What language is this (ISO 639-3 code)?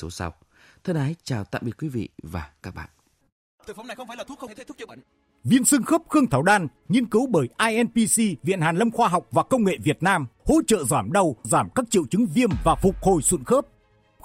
vie